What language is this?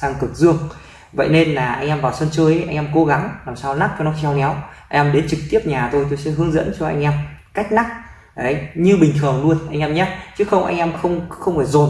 Vietnamese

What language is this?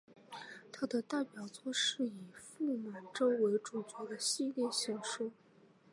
Chinese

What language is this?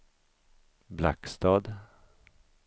Swedish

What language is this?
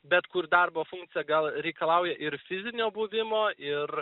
Lithuanian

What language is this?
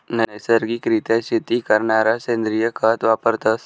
Marathi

